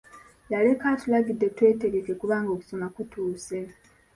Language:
Ganda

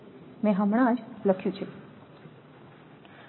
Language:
Gujarati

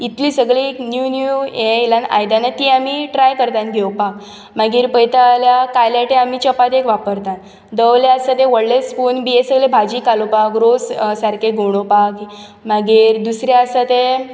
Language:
Konkani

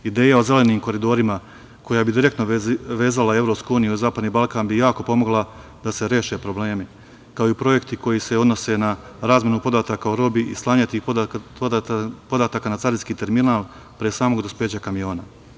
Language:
Serbian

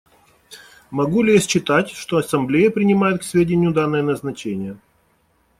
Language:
Russian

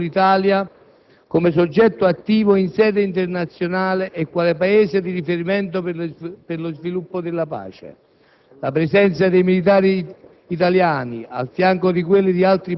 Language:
Italian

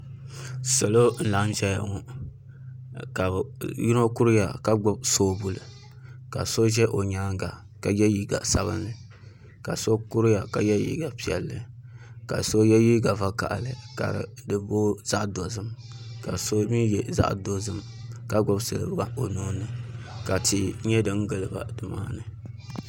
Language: Dagbani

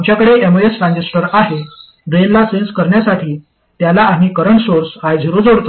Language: Marathi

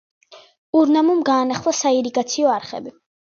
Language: Georgian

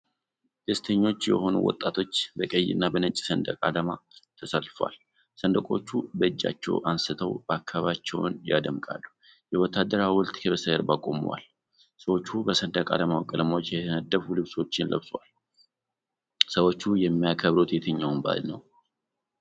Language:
Amharic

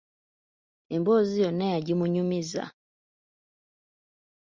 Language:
Ganda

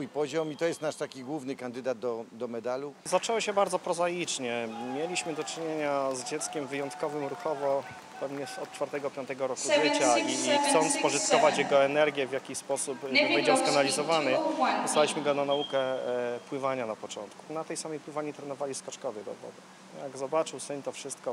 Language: Polish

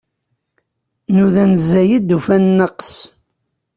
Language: Kabyle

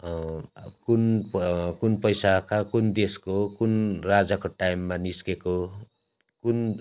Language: Nepali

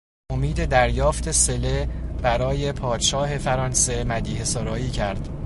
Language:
Persian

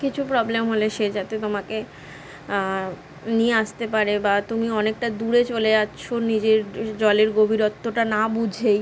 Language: Bangla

